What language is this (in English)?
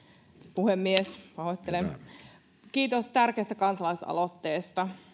Finnish